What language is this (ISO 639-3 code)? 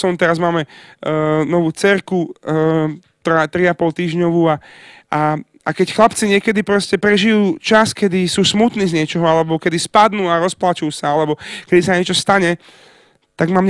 slk